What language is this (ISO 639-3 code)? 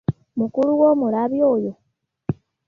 lug